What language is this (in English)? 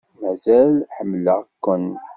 Kabyle